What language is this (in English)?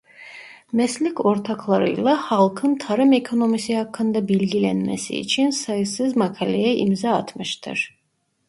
Turkish